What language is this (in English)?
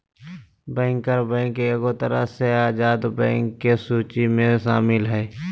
Magahi